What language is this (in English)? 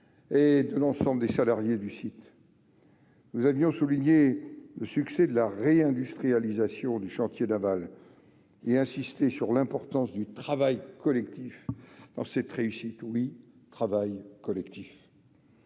French